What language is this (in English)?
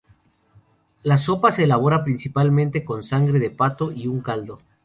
Spanish